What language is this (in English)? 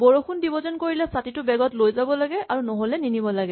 Assamese